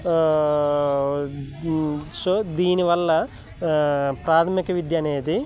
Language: Telugu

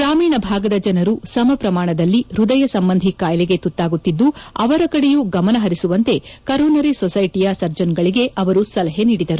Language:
Kannada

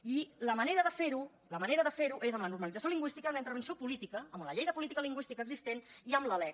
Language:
Catalan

